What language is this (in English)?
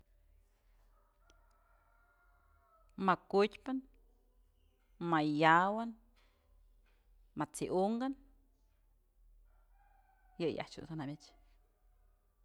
Mazatlán Mixe